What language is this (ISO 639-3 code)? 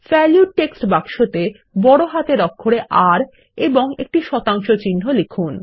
ben